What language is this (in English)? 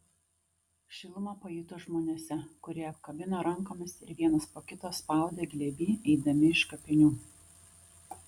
Lithuanian